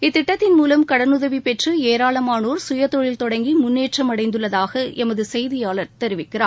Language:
Tamil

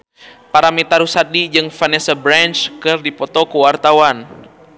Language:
Sundanese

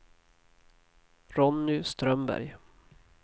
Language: Swedish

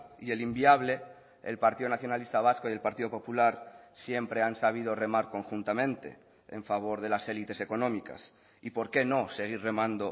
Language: Spanish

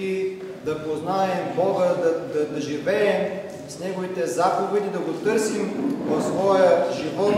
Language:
Bulgarian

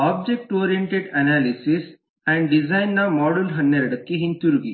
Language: Kannada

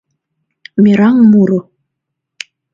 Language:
Mari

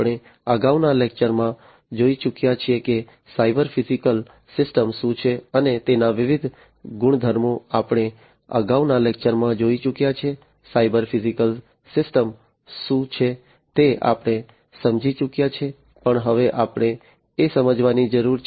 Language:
Gujarati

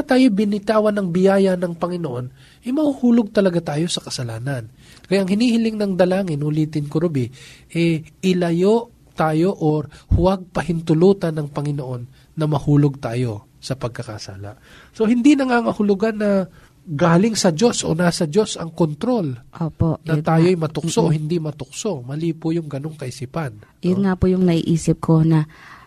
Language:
Filipino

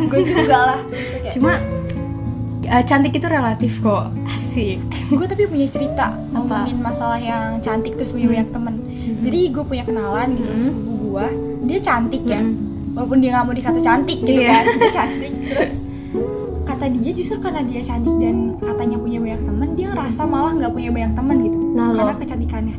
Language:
Indonesian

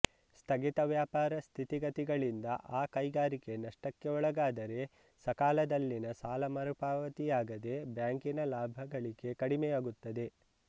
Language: Kannada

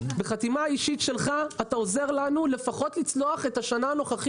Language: Hebrew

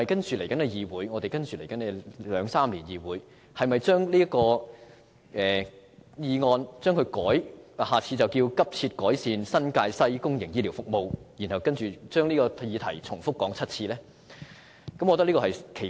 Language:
Cantonese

